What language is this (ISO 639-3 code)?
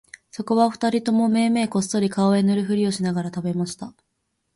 jpn